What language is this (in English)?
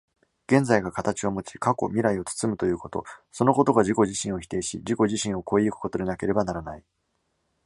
Japanese